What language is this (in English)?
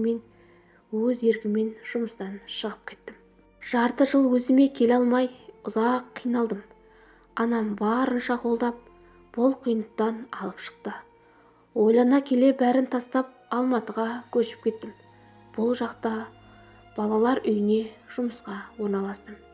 Turkish